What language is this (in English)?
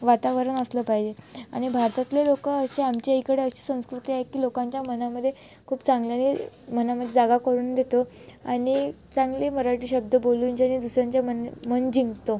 Marathi